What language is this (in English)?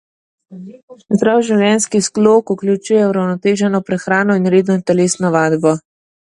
Slovenian